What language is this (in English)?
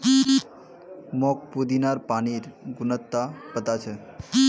Magahi